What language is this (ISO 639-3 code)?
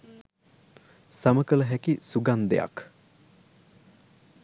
sin